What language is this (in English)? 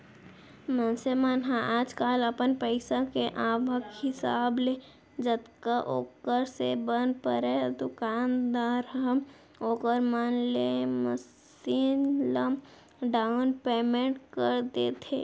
Chhattisgarhi